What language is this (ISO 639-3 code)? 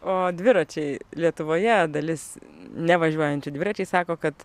lit